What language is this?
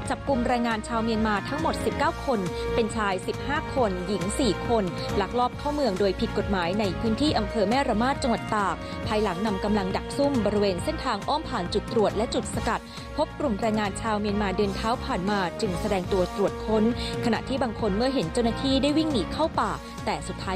Thai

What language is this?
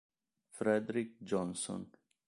Italian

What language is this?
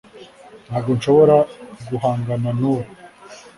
Kinyarwanda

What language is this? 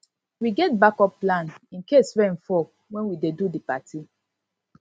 Nigerian Pidgin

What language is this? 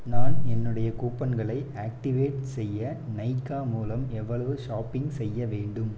Tamil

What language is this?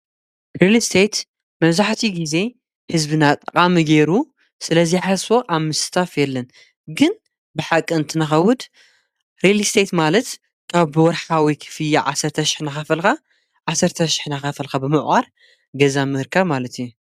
Tigrinya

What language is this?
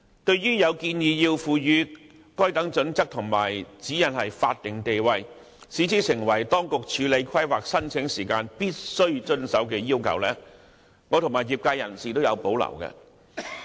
Cantonese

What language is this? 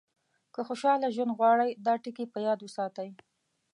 Pashto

